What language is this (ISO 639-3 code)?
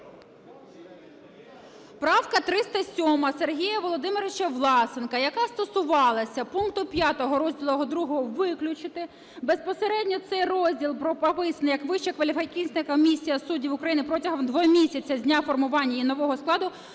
ukr